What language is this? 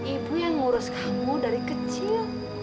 Indonesian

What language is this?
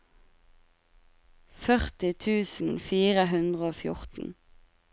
Norwegian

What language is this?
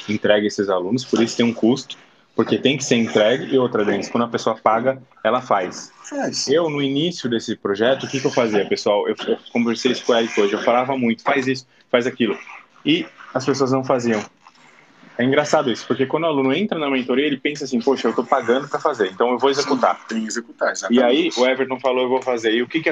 Portuguese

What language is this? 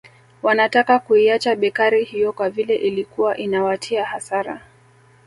Swahili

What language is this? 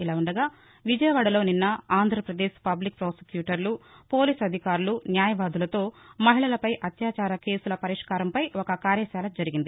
Telugu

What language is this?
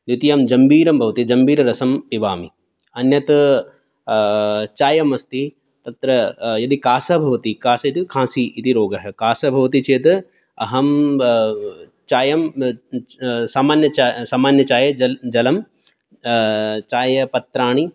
Sanskrit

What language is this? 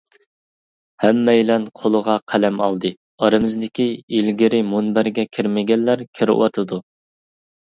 Uyghur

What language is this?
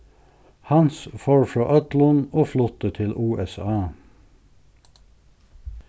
Faroese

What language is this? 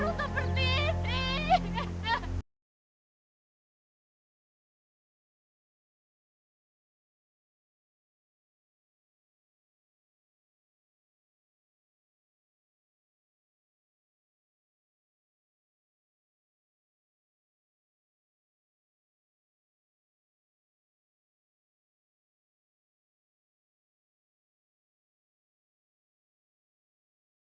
Indonesian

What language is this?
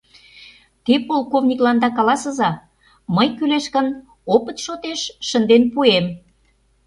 Mari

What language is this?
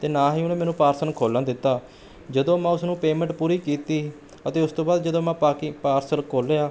Punjabi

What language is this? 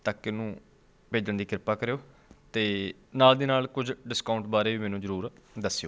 Punjabi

